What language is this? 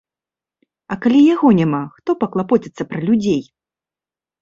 Belarusian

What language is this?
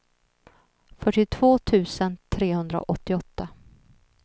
Swedish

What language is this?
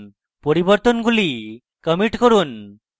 Bangla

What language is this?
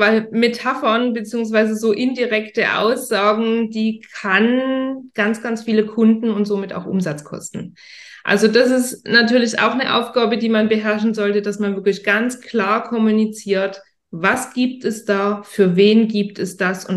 German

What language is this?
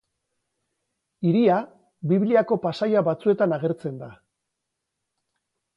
Basque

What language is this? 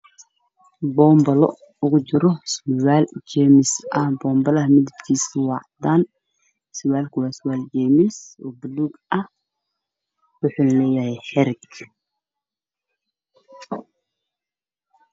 Somali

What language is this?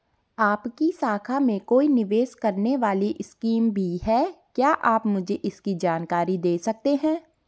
Hindi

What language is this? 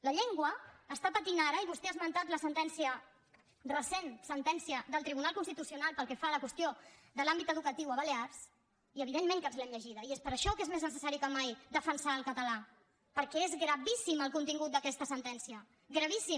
Catalan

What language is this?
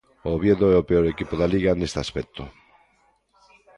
Galician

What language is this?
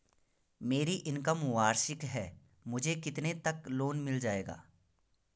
Hindi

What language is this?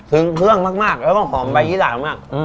Thai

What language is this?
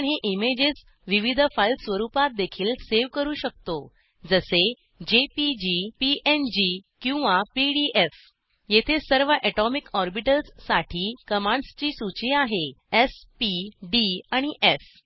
Marathi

